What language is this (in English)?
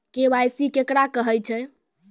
Maithili